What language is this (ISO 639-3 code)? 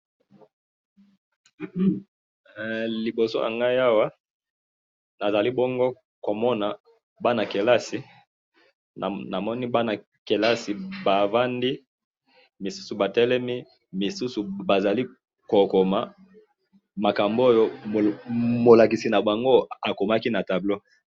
lin